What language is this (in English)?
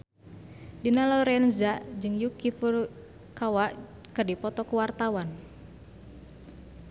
Sundanese